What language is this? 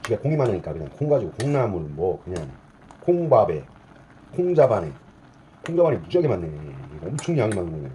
Korean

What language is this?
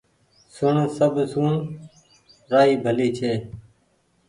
Goaria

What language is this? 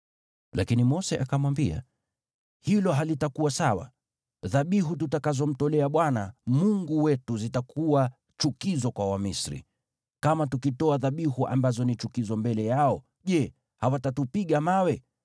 Swahili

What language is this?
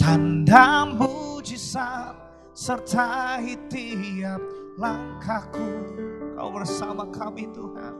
Indonesian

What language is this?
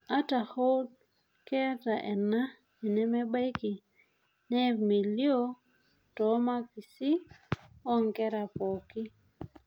Masai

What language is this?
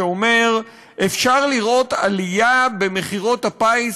Hebrew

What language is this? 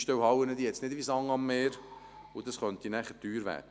Swiss German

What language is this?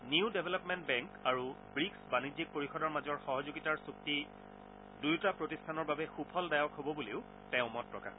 Assamese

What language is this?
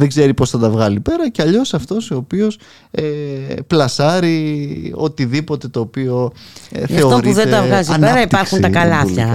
Greek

